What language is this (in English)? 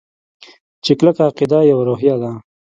Pashto